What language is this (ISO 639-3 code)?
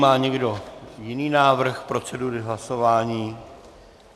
ces